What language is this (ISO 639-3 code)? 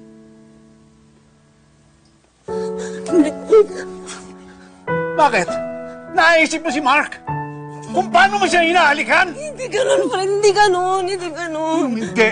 fil